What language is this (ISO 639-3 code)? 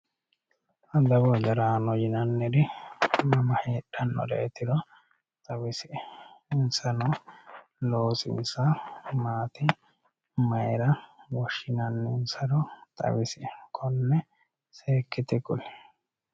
sid